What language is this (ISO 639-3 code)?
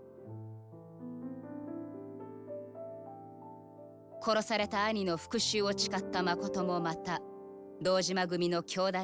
jpn